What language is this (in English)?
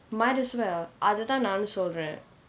English